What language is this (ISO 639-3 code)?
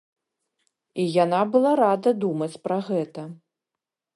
bel